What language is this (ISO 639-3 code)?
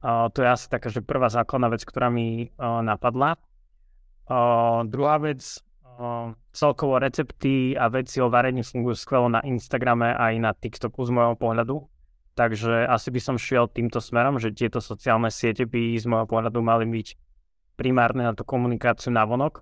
slk